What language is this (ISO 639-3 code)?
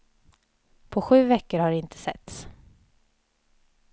swe